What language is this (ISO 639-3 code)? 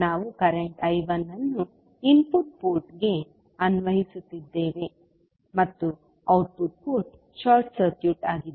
kan